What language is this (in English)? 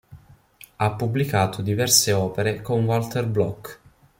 Italian